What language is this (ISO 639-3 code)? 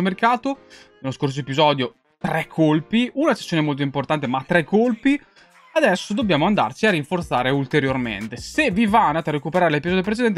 ita